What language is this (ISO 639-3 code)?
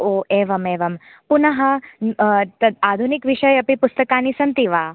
san